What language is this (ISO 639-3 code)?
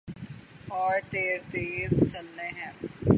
urd